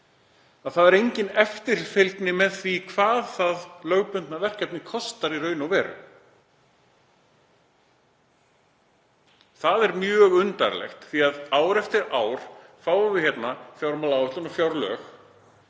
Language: Icelandic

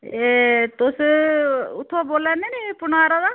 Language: Dogri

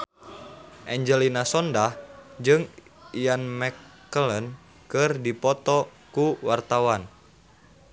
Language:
Sundanese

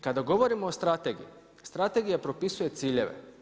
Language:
Croatian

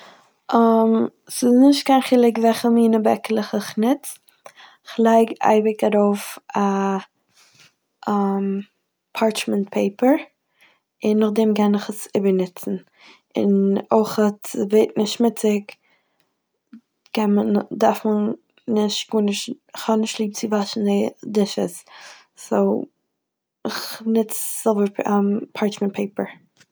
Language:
Yiddish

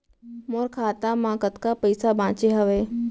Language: Chhattisgarhi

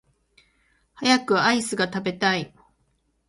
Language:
Japanese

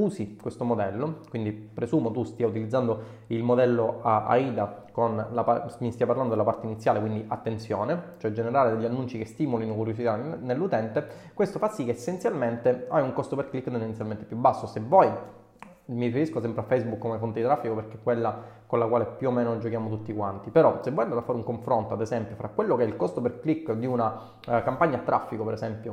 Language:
Italian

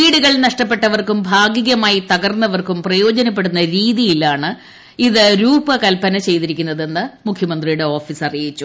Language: Malayalam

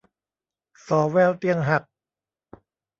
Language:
Thai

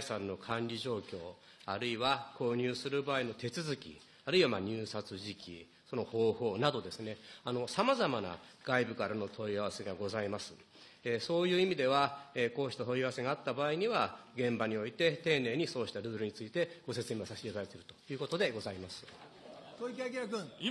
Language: Japanese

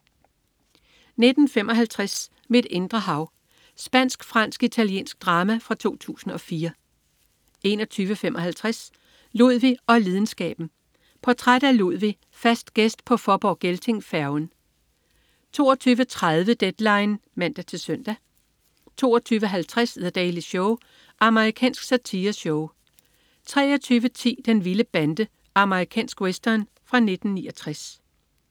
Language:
Danish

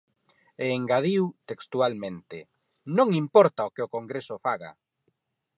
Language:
Galician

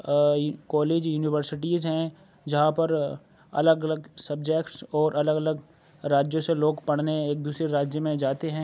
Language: Urdu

